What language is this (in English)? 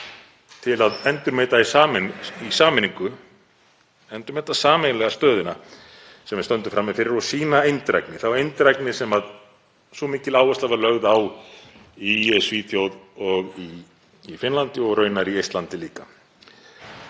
Icelandic